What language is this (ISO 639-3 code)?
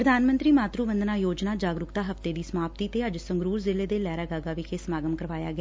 pan